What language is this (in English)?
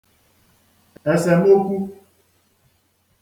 Igbo